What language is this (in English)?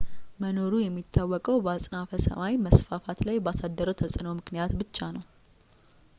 Amharic